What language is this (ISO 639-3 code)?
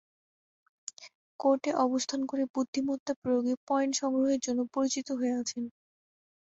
ben